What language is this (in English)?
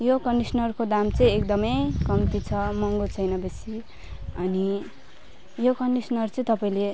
Nepali